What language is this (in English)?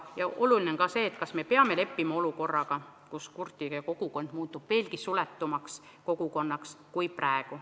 Estonian